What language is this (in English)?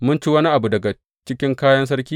Hausa